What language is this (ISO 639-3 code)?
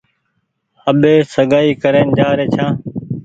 gig